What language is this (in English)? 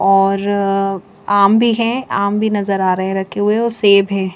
Hindi